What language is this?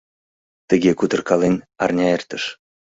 Mari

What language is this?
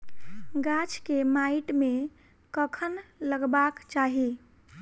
Maithili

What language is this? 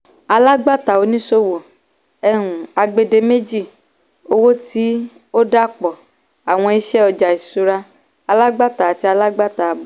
Yoruba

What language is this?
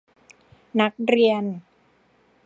Thai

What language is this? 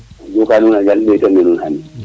Serer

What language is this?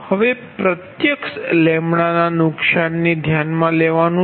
Gujarati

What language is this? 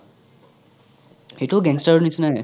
Assamese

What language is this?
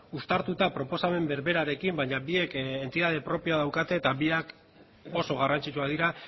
Basque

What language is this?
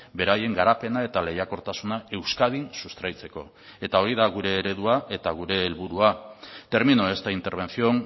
Basque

